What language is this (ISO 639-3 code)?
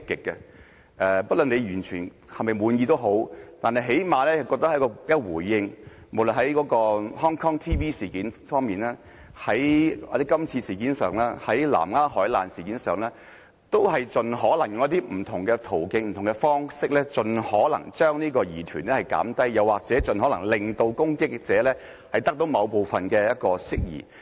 yue